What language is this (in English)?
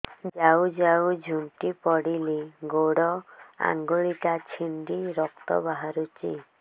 Odia